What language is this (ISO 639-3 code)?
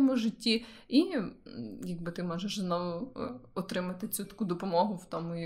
ukr